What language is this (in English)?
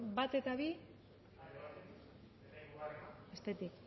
Basque